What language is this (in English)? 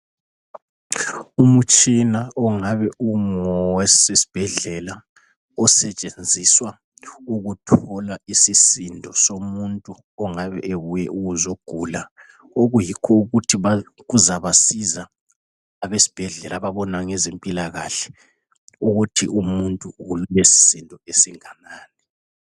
North Ndebele